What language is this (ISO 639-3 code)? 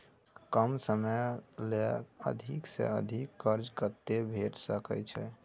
mai